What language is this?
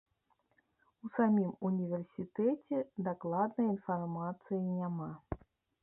Belarusian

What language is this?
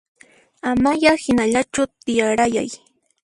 Puno Quechua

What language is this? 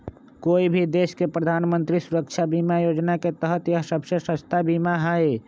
Magahi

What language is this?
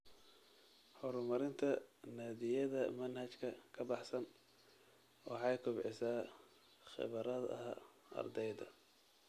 Somali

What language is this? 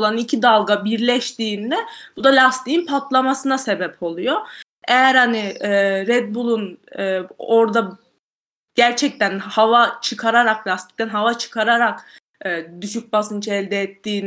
Turkish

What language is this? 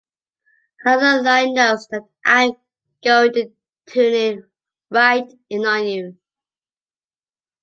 English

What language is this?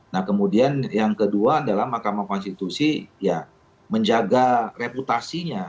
Indonesian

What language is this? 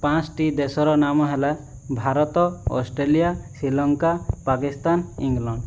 Odia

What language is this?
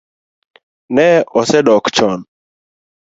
Luo (Kenya and Tanzania)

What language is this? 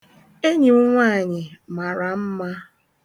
Igbo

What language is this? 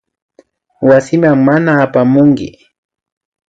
Imbabura Highland Quichua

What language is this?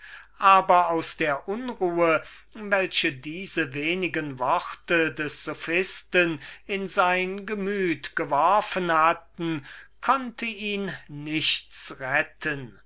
German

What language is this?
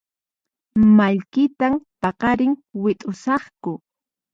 Puno Quechua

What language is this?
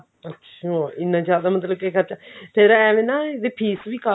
Punjabi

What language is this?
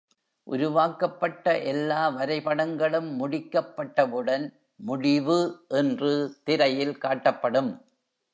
Tamil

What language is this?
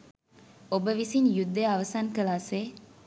Sinhala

